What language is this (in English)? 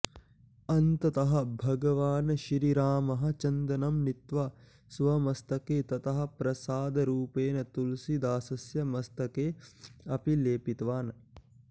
Sanskrit